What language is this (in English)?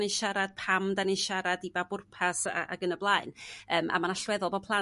Welsh